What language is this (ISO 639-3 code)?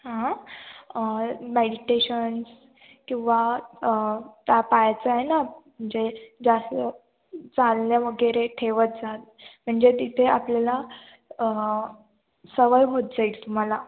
mar